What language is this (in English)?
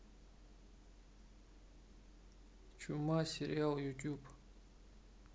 Russian